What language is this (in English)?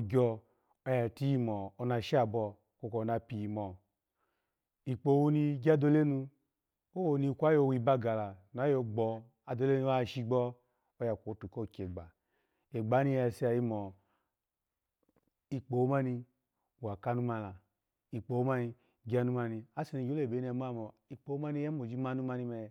Alago